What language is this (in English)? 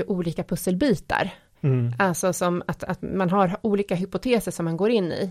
Swedish